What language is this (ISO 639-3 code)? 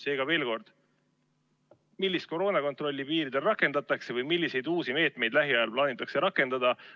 est